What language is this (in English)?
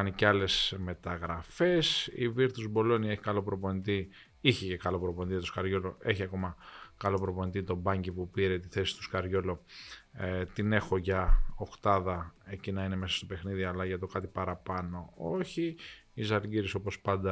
Greek